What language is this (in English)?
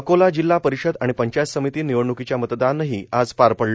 Marathi